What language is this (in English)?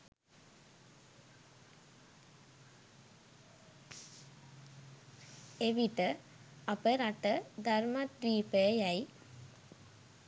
Sinhala